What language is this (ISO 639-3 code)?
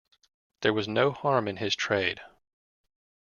eng